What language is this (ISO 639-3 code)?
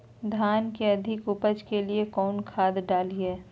mag